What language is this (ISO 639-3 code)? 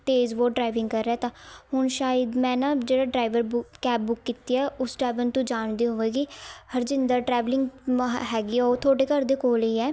pan